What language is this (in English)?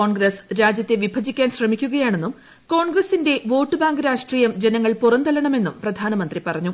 Malayalam